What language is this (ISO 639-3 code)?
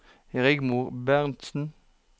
nor